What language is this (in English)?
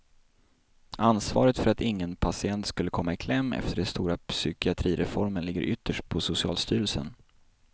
Swedish